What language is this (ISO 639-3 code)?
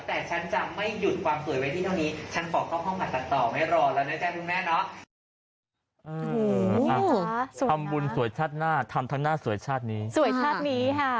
tha